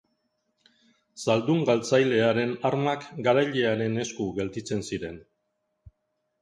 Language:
Basque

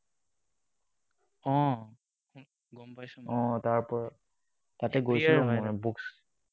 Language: Assamese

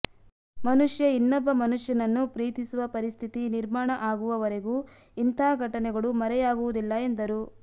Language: Kannada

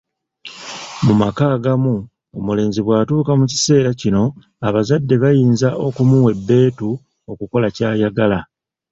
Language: Ganda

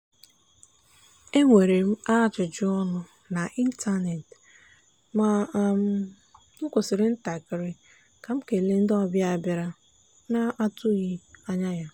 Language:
Igbo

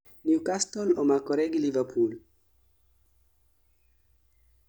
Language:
Luo (Kenya and Tanzania)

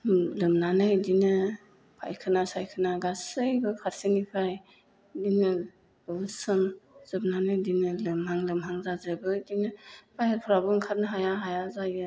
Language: Bodo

